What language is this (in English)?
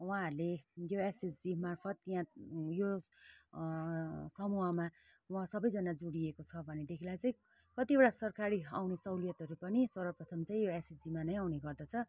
Nepali